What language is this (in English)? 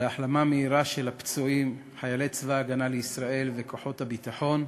Hebrew